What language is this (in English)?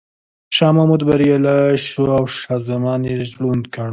Pashto